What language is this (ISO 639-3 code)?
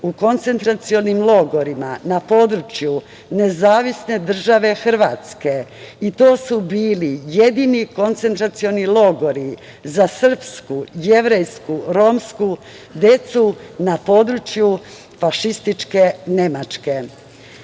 srp